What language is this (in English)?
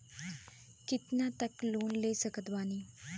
Bhojpuri